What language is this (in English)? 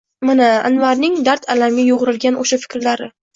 Uzbek